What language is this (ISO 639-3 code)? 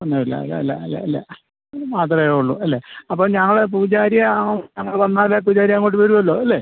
mal